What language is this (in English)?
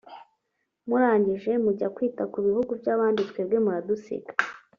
Kinyarwanda